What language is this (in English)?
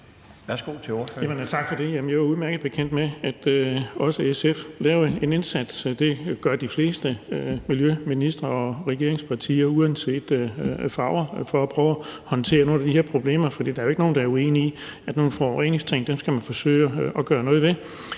Danish